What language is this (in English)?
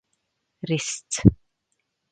Czech